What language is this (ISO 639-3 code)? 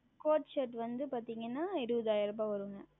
tam